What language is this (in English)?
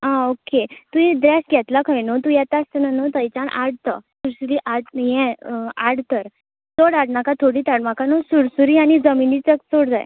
Konkani